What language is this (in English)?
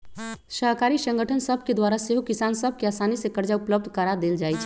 Magahi